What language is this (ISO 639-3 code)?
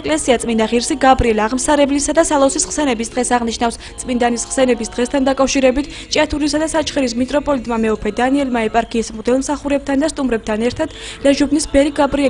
ron